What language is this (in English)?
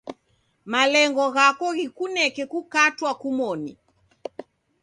Taita